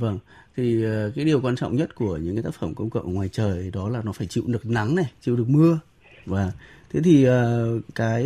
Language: Vietnamese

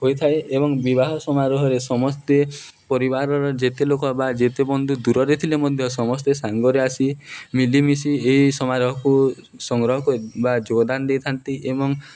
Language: Odia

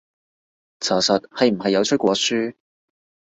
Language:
Cantonese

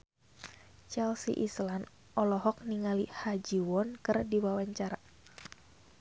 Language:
Sundanese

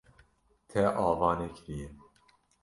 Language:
Kurdish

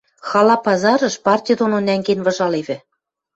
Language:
Western Mari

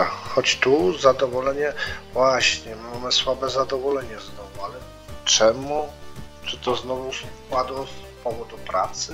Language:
Polish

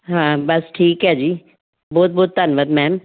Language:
Punjabi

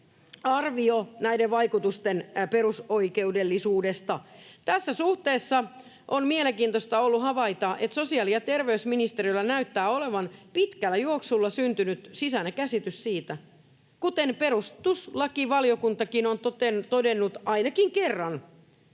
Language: Finnish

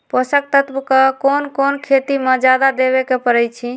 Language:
Magahi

